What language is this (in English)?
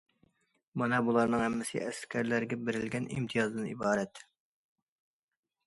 Uyghur